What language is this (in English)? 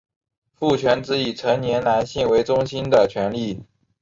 Chinese